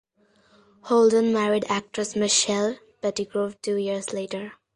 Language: English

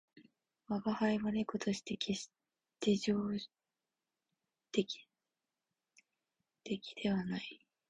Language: Japanese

